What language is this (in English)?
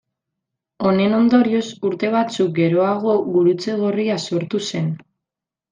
Basque